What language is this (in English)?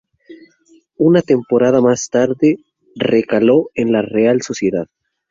Spanish